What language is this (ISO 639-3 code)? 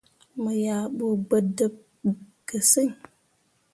mua